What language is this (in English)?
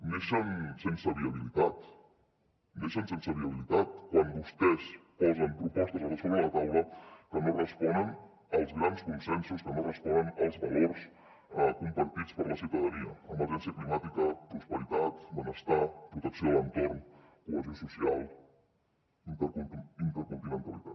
Catalan